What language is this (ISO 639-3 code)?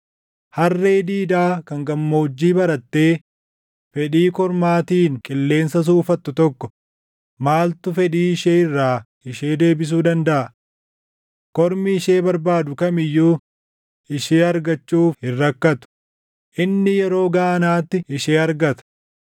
orm